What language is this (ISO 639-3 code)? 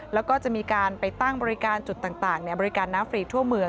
tha